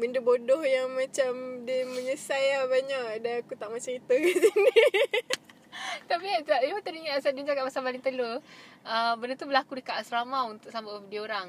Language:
Malay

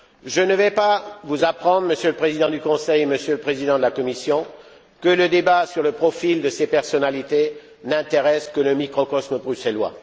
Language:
French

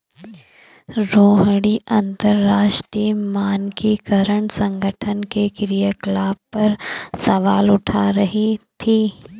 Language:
Hindi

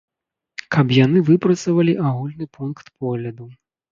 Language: Belarusian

